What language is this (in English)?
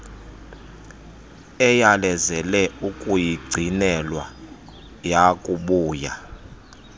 Xhosa